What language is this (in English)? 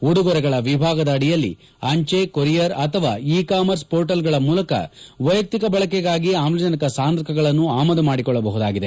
Kannada